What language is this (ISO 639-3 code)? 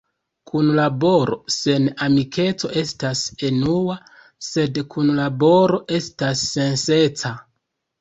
epo